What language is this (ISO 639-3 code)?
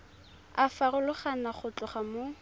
tsn